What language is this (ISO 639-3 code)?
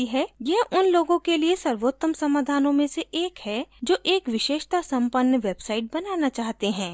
hin